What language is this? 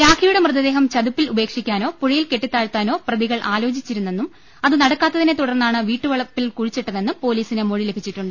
Malayalam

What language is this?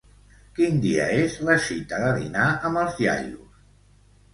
Catalan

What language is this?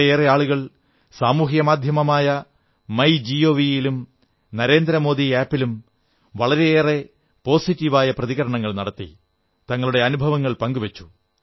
Malayalam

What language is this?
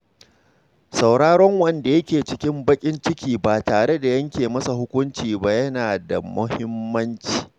Hausa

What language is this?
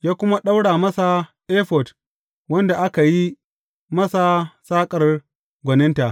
Hausa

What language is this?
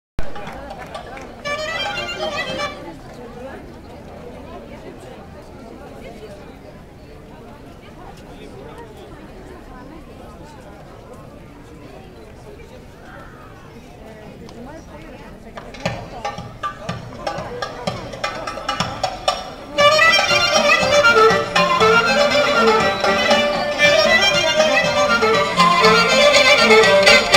Arabic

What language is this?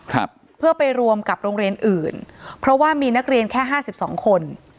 Thai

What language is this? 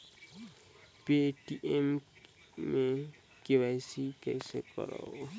Chhattisgarhi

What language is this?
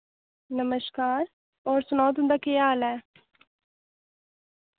Dogri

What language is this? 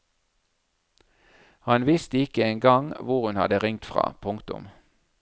Norwegian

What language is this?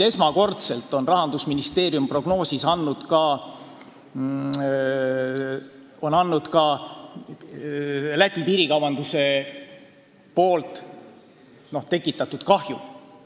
Estonian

